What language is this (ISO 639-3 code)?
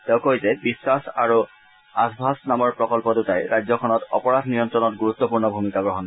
asm